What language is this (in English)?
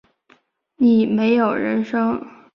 Chinese